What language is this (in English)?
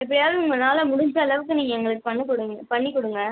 Tamil